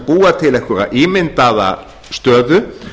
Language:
Icelandic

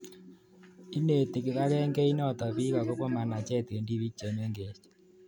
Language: Kalenjin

